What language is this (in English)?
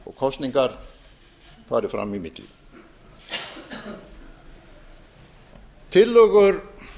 Icelandic